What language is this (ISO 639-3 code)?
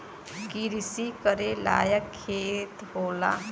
bho